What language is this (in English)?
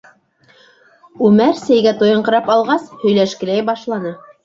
Bashkir